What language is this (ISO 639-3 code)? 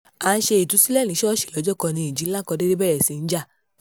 yor